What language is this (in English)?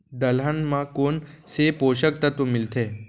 Chhattisgarhi